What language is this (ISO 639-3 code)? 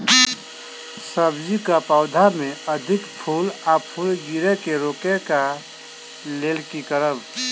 mai